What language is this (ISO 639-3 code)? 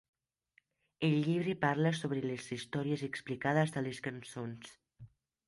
cat